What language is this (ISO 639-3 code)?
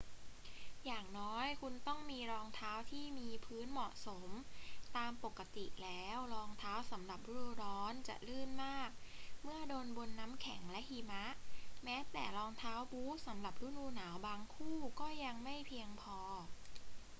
tha